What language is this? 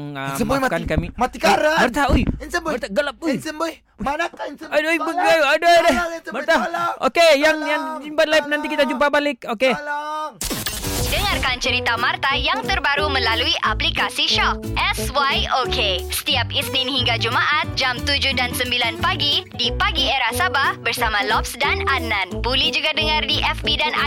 Malay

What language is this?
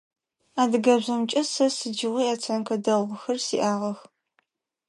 Adyghe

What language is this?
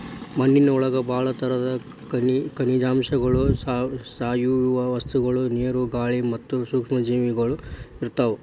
Kannada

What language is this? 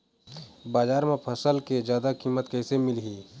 Chhattisgarhi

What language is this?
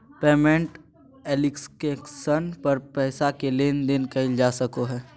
Magahi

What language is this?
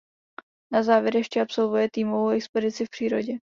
Czech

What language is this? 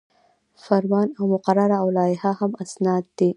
Pashto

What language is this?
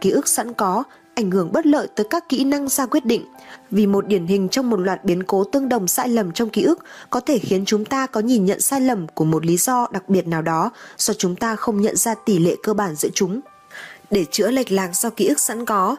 Vietnamese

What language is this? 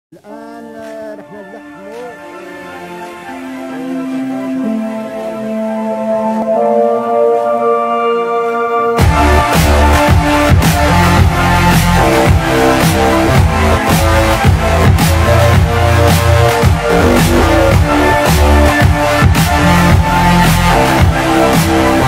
Dutch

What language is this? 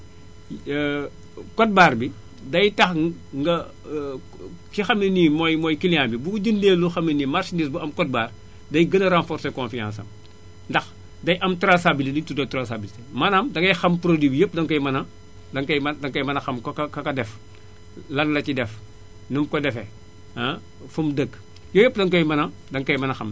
Wolof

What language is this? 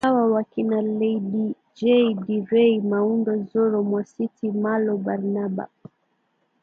Swahili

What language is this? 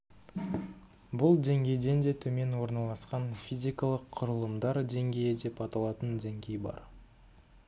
Kazakh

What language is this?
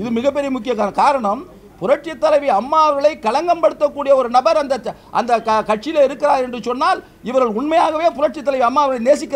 Turkish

